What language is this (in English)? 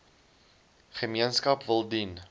Afrikaans